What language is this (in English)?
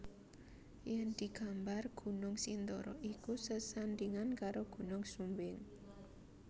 Javanese